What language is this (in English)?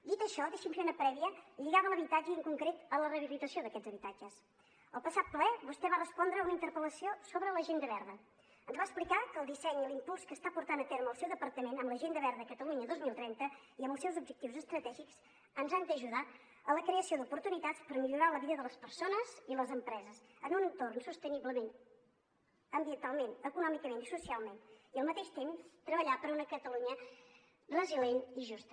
Catalan